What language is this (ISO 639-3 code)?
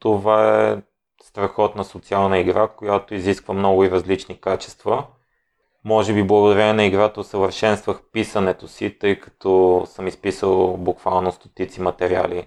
bul